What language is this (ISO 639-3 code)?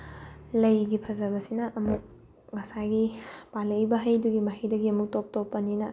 mni